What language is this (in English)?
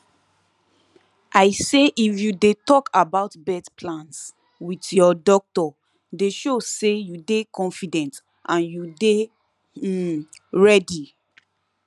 Nigerian Pidgin